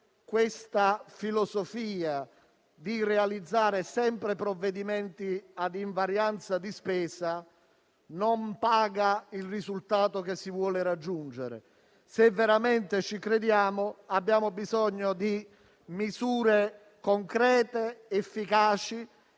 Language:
Italian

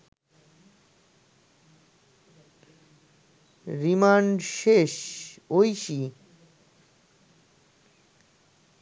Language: Bangla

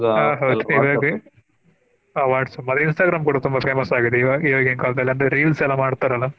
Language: Kannada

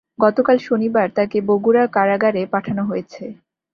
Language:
Bangla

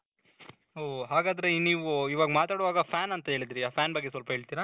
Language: Kannada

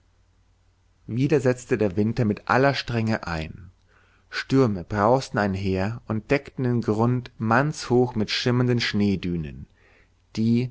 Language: German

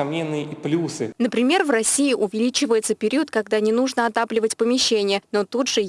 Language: Russian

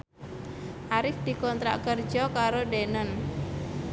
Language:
Javanese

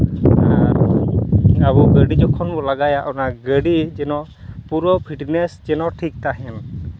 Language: Santali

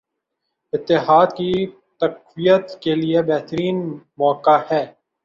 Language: Urdu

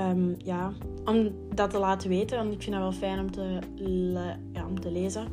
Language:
Dutch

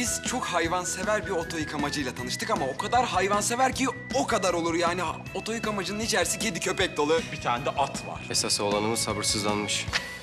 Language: Turkish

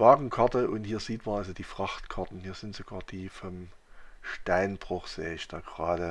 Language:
German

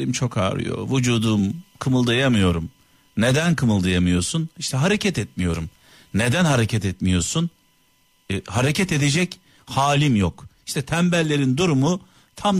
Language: Turkish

